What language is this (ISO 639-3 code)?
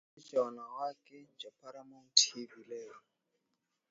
swa